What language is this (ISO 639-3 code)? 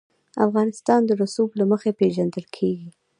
pus